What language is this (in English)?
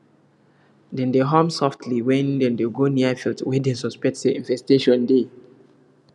Nigerian Pidgin